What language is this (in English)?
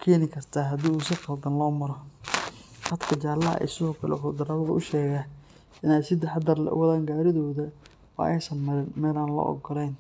Somali